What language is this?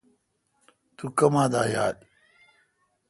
Kalkoti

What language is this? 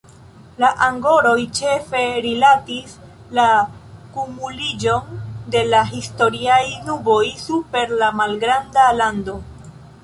Esperanto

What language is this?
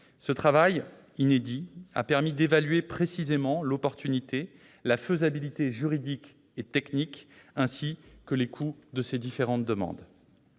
French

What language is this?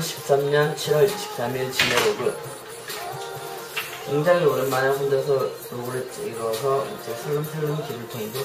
Korean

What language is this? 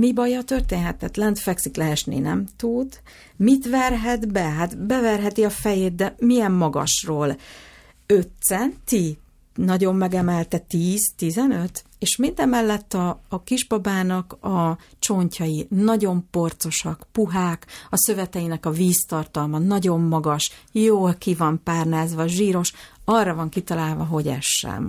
Hungarian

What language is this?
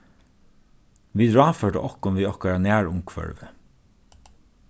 Faroese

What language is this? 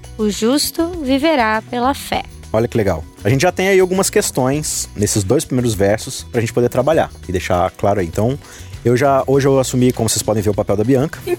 Portuguese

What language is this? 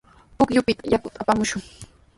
Sihuas Ancash Quechua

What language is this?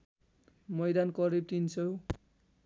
Nepali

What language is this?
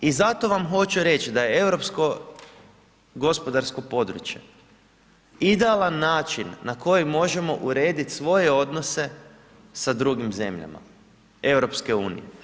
Croatian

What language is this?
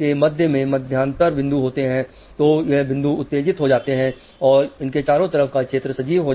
Hindi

